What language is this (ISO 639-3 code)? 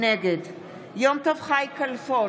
heb